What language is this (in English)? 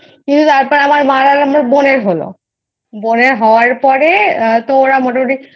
Bangla